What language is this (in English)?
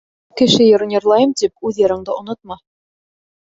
Bashkir